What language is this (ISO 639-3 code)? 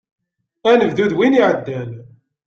kab